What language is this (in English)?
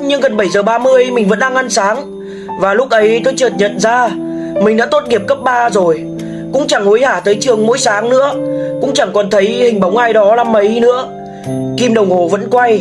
Vietnamese